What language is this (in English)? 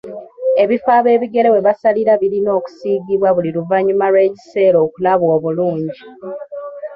Ganda